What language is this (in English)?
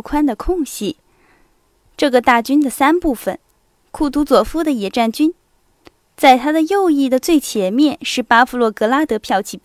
Chinese